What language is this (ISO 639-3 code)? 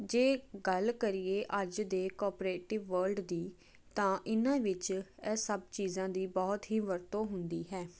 pan